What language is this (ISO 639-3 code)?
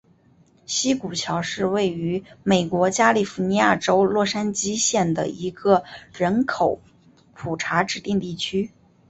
zho